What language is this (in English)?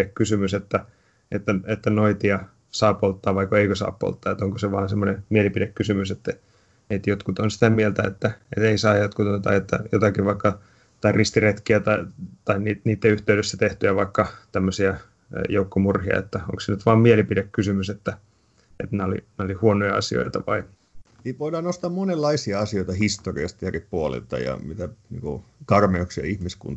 Finnish